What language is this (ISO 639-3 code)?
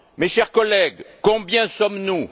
fra